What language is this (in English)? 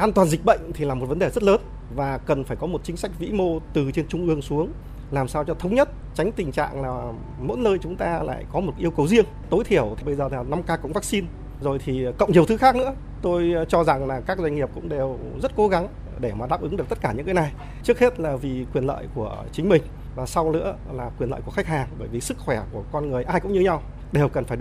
Vietnamese